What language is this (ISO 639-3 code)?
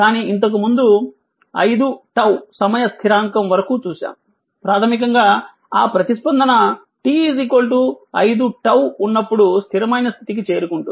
tel